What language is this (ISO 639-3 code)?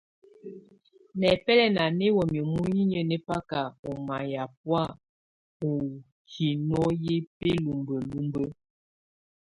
tvu